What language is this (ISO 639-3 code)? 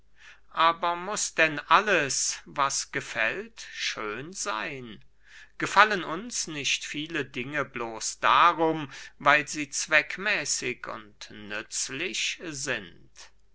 deu